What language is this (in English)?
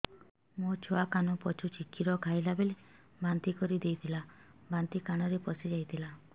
Odia